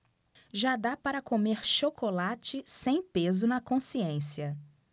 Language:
Portuguese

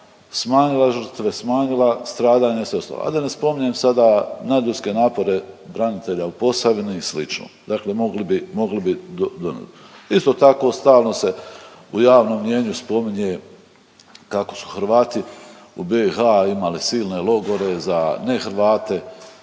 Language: Croatian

